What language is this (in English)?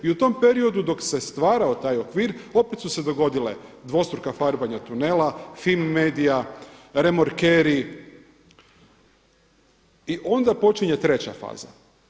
Croatian